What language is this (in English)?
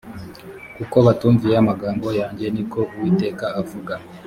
Kinyarwanda